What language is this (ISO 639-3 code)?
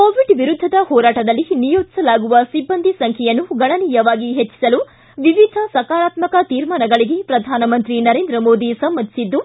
kan